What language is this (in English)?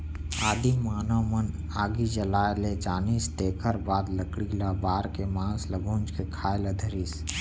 Chhattisgarhi